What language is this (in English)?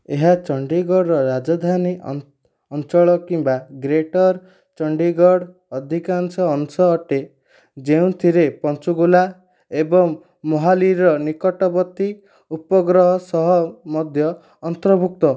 Odia